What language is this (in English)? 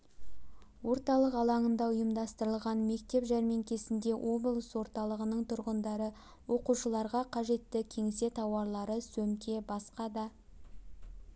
Kazakh